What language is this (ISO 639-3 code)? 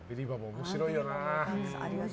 jpn